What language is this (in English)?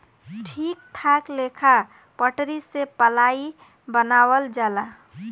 Bhojpuri